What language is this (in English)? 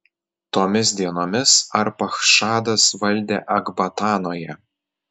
Lithuanian